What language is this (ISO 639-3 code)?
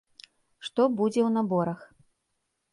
bel